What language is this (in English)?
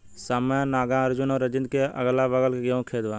Bhojpuri